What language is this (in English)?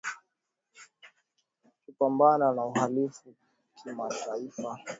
Swahili